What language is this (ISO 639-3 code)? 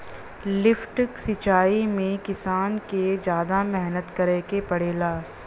bho